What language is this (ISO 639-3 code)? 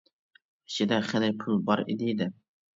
uig